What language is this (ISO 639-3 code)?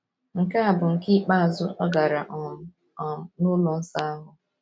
ibo